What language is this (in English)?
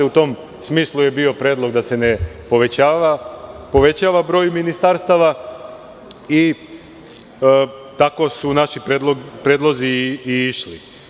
Serbian